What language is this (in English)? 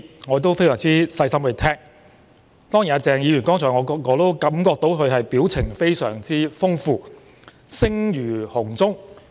Cantonese